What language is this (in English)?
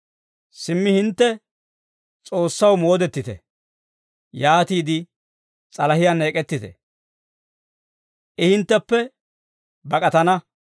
Dawro